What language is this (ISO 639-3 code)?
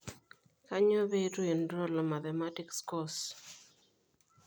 mas